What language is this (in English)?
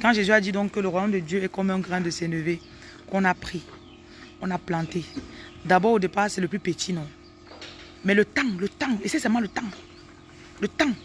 French